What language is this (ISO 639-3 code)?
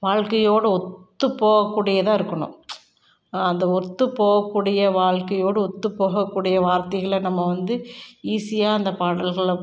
tam